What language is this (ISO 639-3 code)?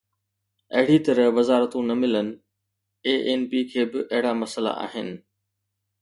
snd